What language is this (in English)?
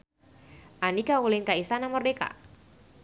Sundanese